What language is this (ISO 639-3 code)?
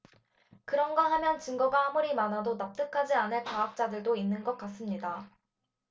kor